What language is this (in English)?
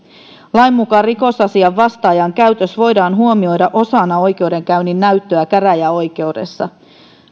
Finnish